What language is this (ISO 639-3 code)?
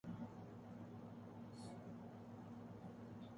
urd